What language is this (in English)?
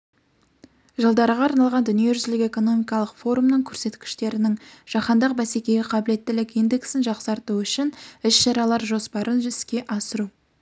Kazakh